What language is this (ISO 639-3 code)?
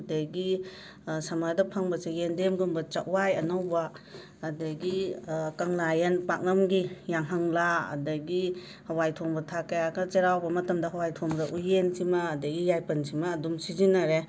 mni